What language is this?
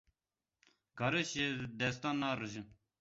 Kurdish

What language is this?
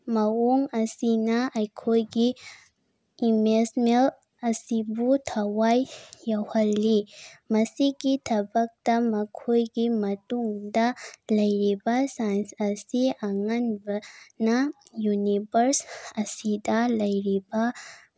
Manipuri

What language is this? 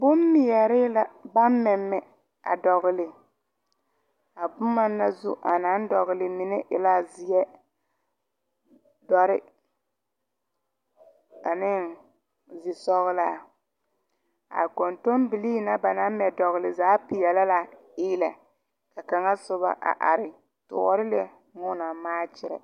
Southern Dagaare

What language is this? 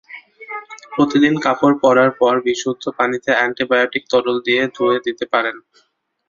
Bangla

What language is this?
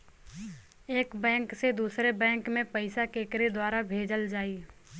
Bhojpuri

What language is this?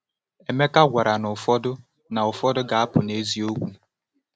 Igbo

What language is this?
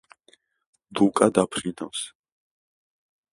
Georgian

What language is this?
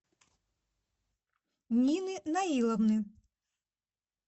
Russian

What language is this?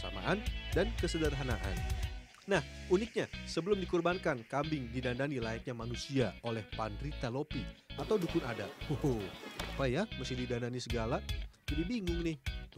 Indonesian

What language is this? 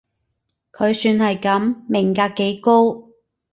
Cantonese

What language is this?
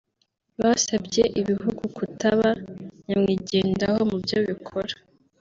Kinyarwanda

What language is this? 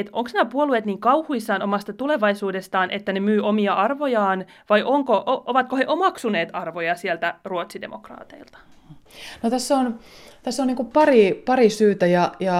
Finnish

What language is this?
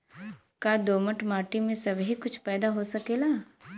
Bhojpuri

